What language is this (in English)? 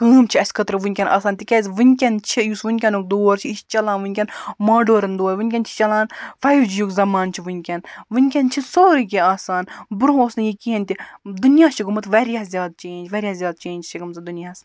Kashmiri